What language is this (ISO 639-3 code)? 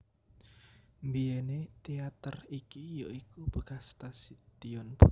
jav